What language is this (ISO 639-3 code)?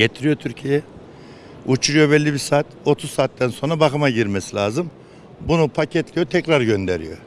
tur